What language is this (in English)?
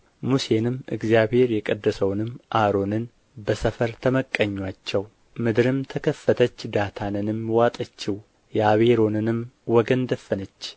Amharic